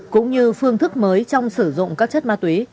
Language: Vietnamese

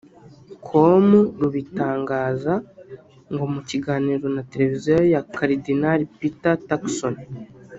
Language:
Kinyarwanda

